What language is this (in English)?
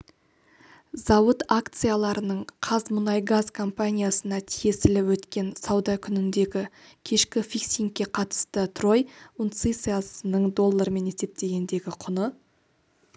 Kazakh